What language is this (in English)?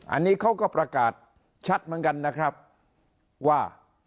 Thai